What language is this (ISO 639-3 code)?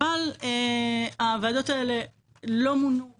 heb